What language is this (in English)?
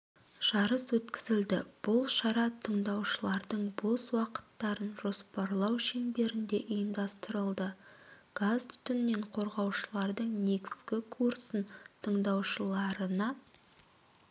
Kazakh